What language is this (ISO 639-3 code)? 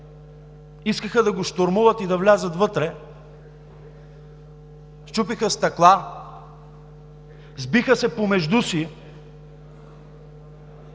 bul